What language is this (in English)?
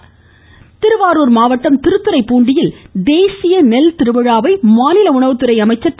Tamil